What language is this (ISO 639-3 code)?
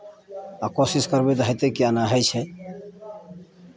mai